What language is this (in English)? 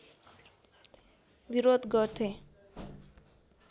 Nepali